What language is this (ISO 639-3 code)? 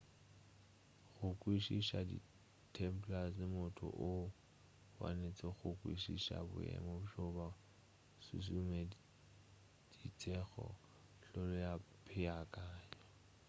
nso